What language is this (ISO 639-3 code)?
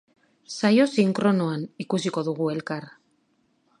eus